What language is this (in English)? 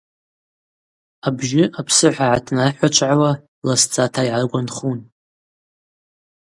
Abaza